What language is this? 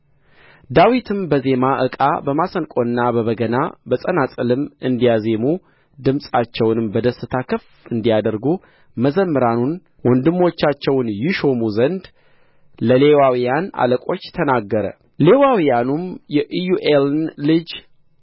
Amharic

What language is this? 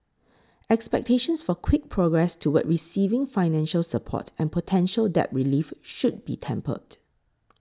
English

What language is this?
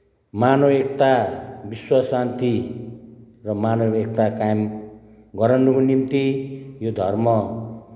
Nepali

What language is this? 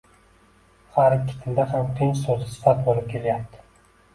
Uzbek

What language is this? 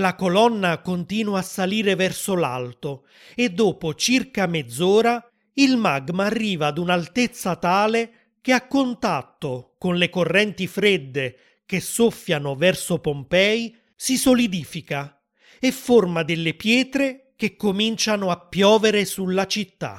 Italian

